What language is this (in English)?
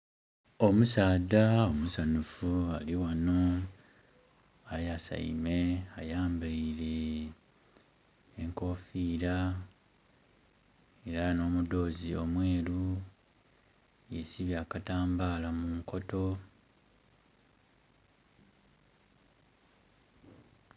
Soga